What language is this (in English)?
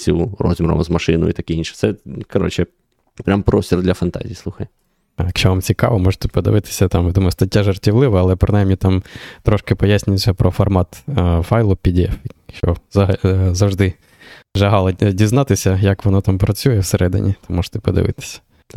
Ukrainian